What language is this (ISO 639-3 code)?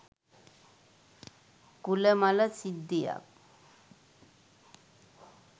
sin